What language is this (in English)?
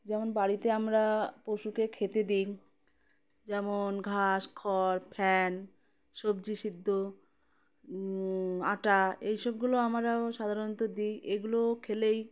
Bangla